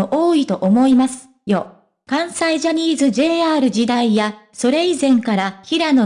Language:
Japanese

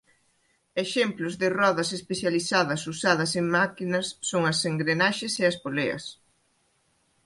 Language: Galician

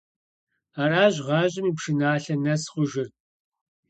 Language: Kabardian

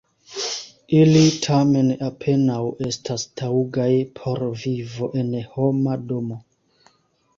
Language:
Esperanto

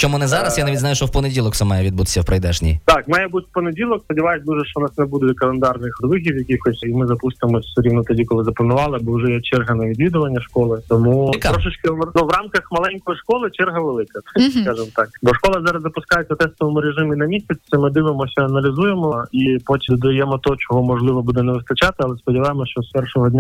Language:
Ukrainian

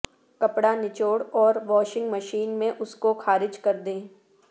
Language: Urdu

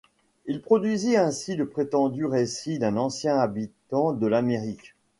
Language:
French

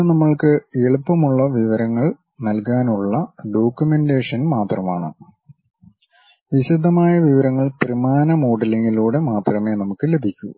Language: Malayalam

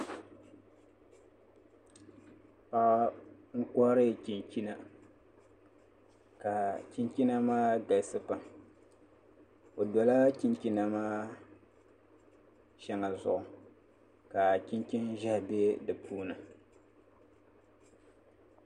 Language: Dagbani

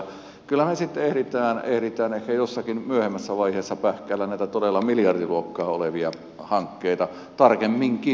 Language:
Finnish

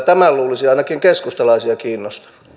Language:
Finnish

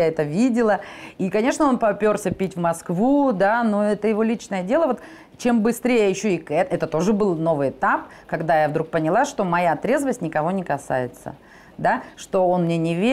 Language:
Russian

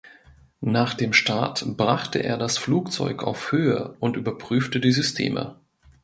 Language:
German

